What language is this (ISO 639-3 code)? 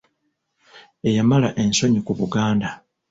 lug